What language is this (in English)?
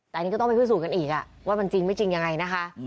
Thai